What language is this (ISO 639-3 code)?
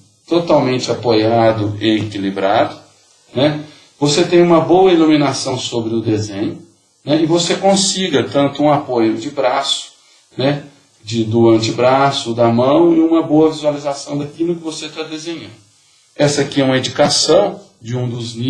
por